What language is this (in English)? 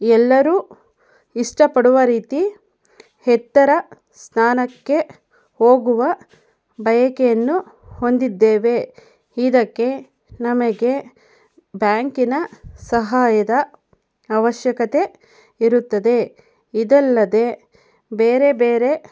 Kannada